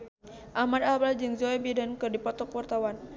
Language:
Sundanese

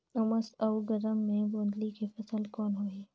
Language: Chhattisgarhi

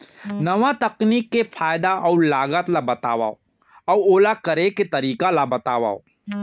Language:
Chhattisgarhi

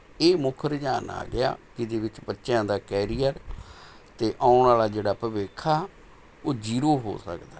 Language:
Punjabi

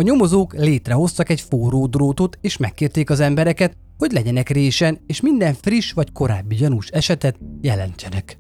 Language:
Hungarian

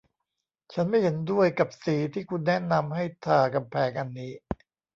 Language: Thai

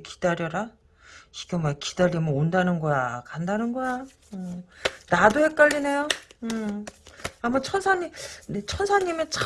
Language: Korean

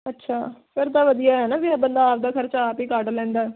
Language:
Punjabi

